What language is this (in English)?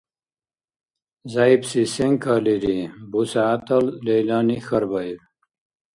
Dargwa